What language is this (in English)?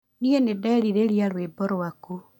Kikuyu